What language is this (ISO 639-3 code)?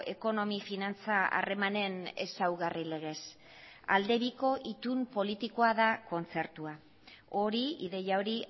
eus